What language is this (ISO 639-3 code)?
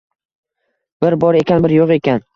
uzb